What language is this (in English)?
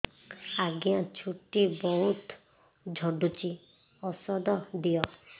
Odia